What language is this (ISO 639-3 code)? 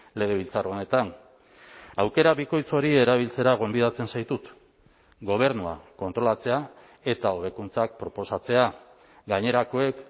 eus